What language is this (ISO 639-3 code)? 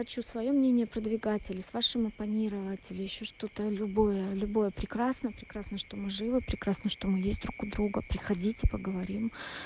rus